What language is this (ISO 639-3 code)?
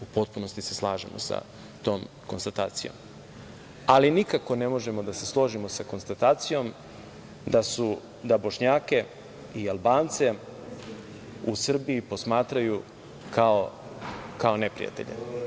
srp